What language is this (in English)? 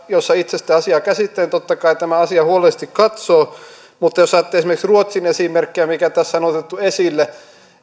Finnish